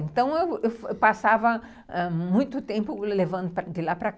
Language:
Portuguese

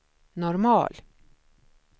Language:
Swedish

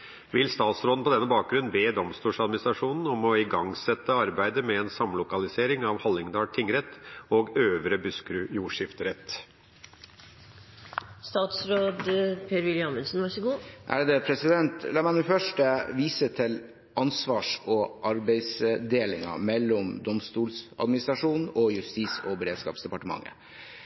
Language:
Norwegian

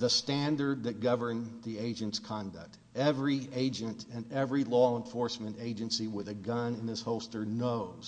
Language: English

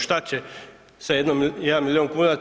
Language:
Croatian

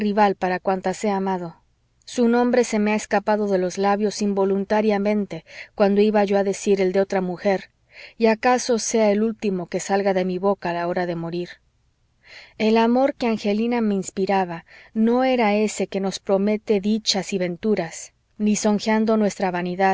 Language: Spanish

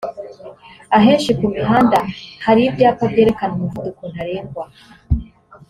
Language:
Kinyarwanda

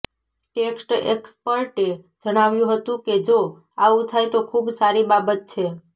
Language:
Gujarati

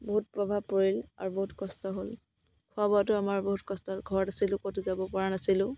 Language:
Assamese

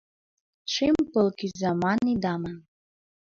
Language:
Mari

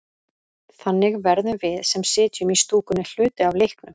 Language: Icelandic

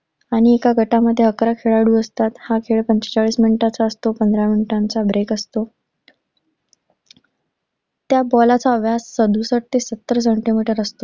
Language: Marathi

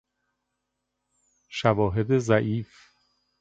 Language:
Persian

